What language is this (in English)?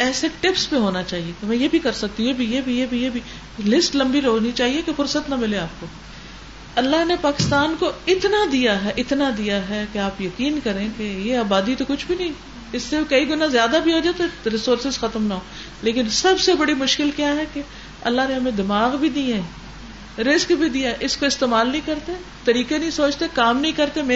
Urdu